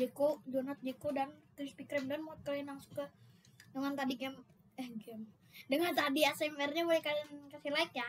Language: Indonesian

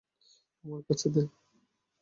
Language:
Bangla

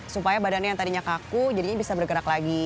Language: Indonesian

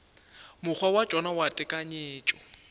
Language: Northern Sotho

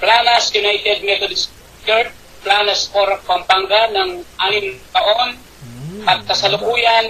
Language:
Filipino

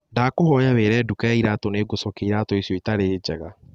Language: Kikuyu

